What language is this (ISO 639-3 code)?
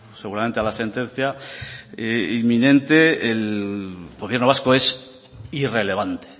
spa